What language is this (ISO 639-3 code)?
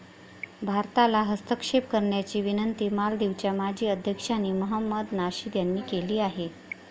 mar